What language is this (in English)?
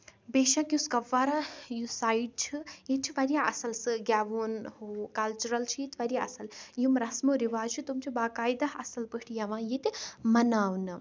Kashmiri